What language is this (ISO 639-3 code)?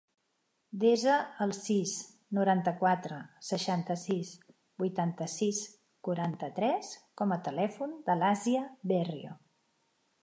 cat